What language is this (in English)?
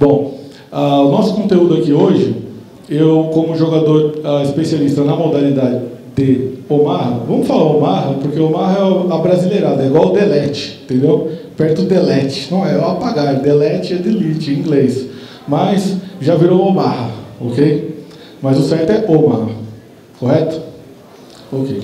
Portuguese